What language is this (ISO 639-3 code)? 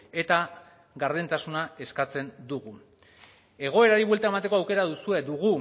eus